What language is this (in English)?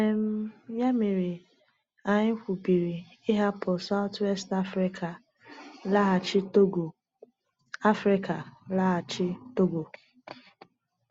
Igbo